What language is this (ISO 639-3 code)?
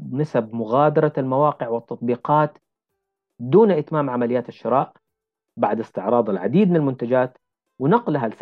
ara